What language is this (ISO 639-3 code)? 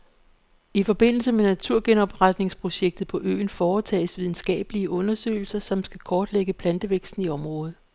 dan